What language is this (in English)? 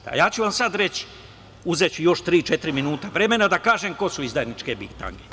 Serbian